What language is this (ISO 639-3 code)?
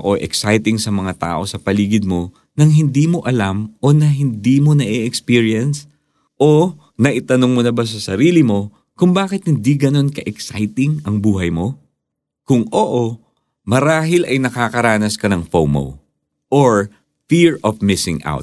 fil